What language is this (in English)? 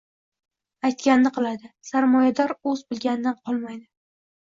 Uzbek